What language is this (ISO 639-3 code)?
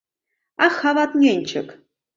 chm